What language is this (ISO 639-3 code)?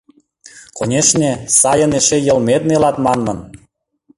chm